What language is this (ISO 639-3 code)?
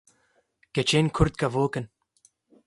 kur